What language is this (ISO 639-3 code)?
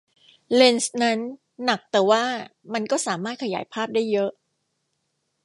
tha